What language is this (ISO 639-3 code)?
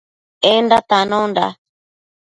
mcf